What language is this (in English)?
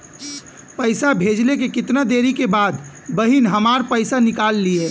Bhojpuri